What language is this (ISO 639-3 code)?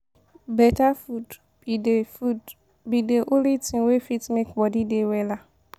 pcm